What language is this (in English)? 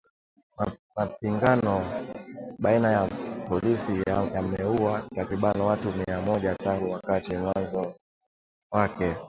Swahili